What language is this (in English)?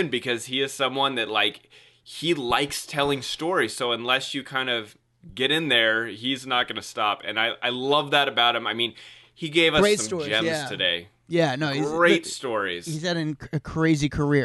English